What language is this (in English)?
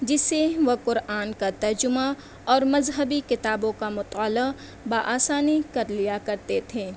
Urdu